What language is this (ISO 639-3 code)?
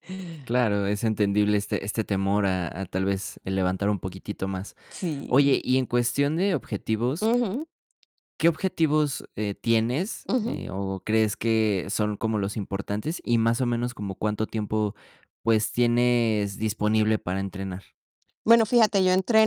spa